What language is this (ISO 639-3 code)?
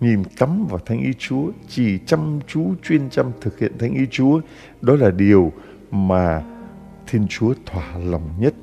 vie